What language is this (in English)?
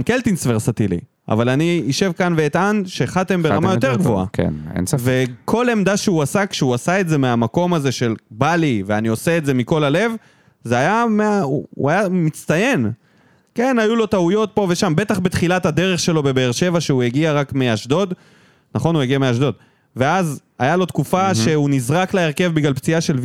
Hebrew